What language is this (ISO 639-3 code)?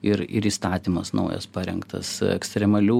lit